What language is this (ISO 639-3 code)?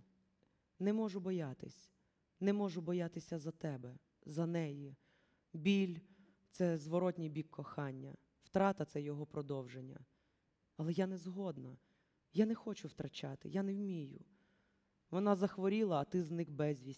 ukr